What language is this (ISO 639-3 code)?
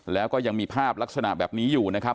tha